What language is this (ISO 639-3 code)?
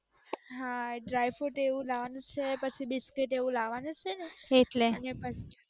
guj